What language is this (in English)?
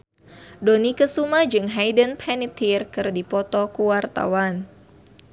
Sundanese